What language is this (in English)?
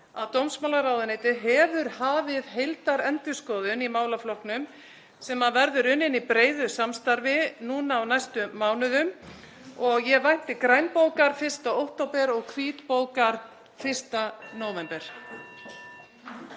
Icelandic